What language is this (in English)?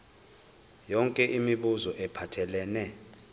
Zulu